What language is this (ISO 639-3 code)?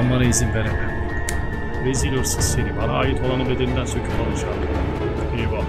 tur